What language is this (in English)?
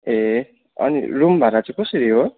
Nepali